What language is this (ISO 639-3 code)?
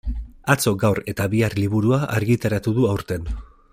eus